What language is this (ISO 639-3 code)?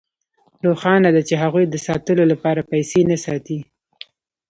pus